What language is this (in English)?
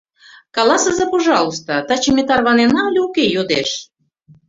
Mari